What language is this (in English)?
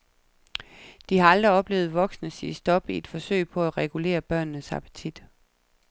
Danish